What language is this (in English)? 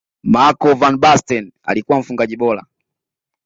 Swahili